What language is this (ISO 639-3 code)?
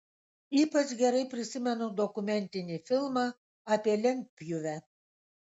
lit